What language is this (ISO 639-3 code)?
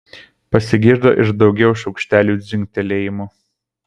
lit